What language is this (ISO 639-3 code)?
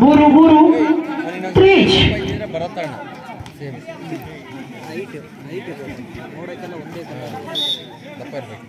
kan